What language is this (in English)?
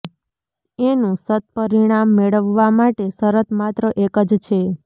Gujarati